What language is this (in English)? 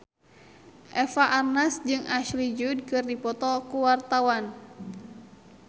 Sundanese